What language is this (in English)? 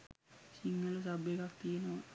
Sinhala